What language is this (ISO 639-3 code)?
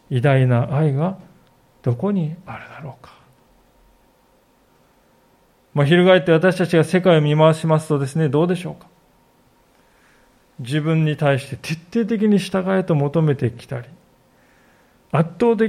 jpn